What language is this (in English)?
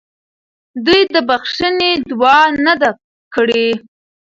Pashto